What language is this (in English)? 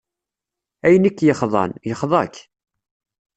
Kabyle